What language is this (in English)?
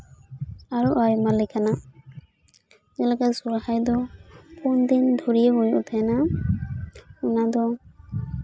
Santali